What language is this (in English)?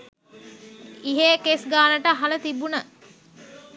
Sinhala